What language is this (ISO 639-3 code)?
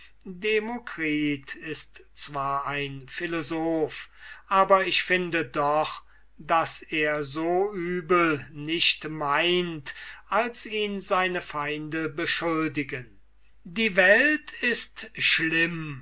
deu